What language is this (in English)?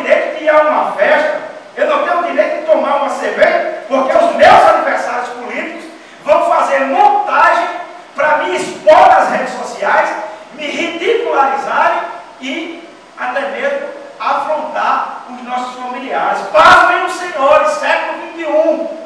Portuguese